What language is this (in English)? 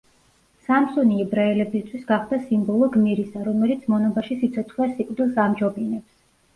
Georgian